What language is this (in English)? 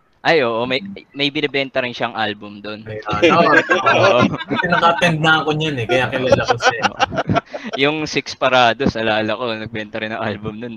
Filipino